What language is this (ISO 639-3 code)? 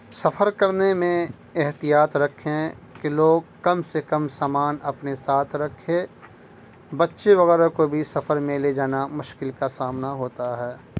urd